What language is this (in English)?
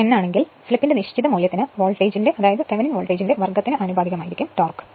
Malayalam